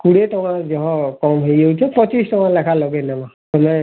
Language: Odia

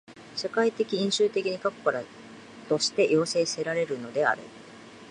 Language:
Japanese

